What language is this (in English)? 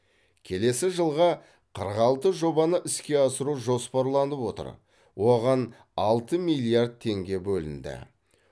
Kazakh